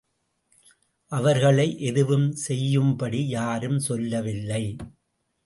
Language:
Tamil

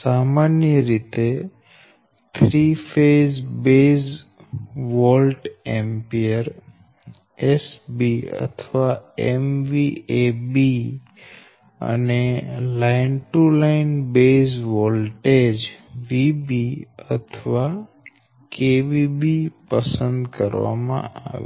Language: Gujarati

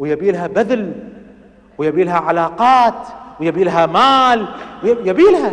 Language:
Arabic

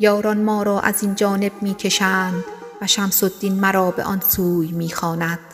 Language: Persian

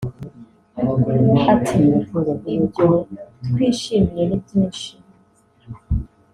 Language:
Kinyarwanda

